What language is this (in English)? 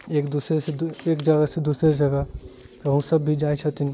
Maithili